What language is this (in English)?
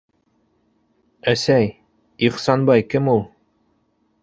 Bashkir